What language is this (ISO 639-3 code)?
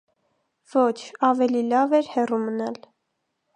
hye